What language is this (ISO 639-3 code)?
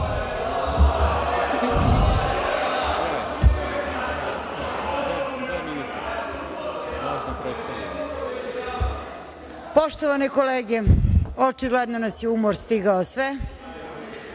srp